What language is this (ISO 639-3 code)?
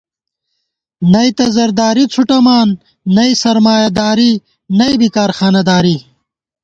gwt